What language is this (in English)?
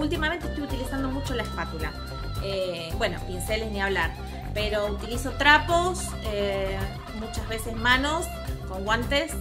Spanish